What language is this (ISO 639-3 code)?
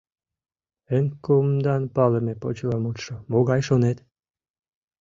chm